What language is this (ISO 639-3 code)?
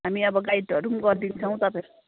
nep